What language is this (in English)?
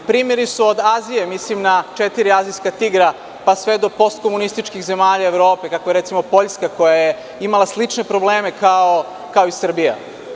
Serbian